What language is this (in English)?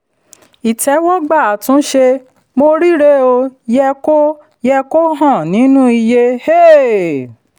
Yoruba